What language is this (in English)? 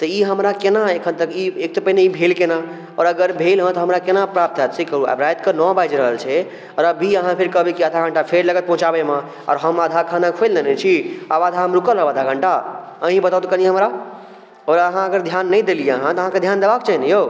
Maithili